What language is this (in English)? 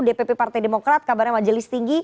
Indonesian